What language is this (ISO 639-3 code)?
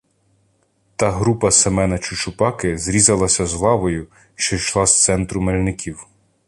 ukr